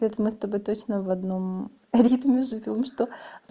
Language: Russian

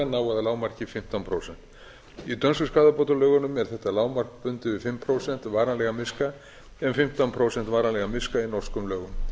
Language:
Icelandic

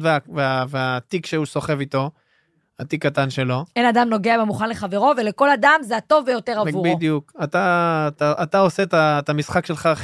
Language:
Hebrew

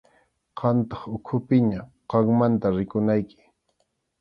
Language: Arequipa-La Unión Quechua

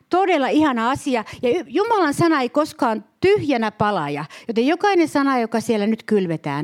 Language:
Finnish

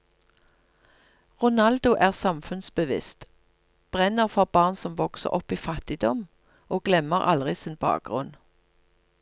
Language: Norwegian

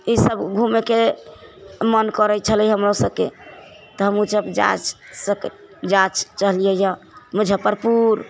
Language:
Maithili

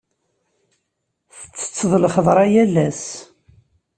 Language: Kabyle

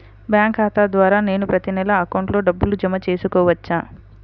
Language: Telugu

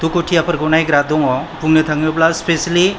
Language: Bodo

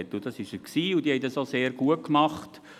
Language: Swiss German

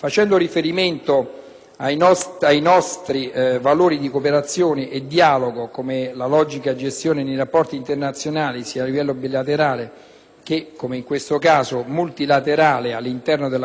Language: Italian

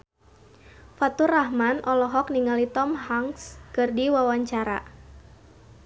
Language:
Sundanese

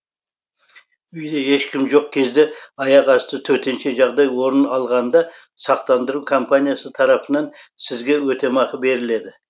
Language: Kazakh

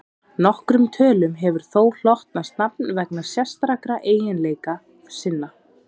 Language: Icelandic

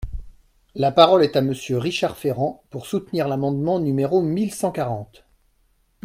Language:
French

